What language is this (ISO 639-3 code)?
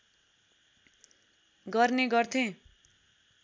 nep